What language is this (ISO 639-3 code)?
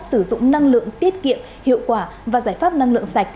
vie